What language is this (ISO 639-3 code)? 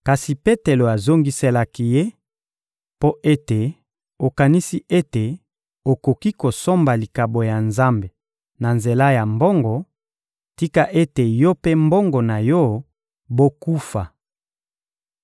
lin